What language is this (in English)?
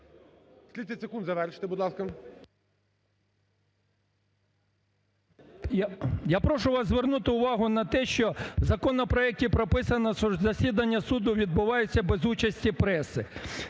Ukrainian